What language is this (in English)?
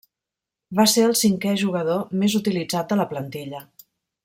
Catalan